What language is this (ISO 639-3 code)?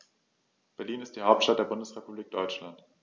deu